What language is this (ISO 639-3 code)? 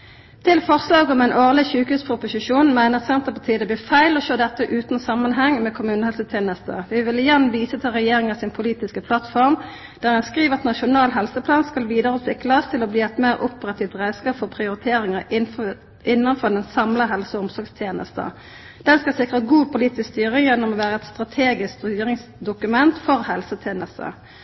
nno